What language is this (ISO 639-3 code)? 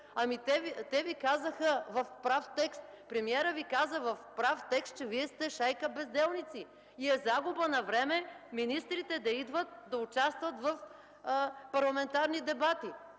bul